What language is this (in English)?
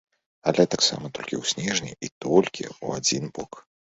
Belarusian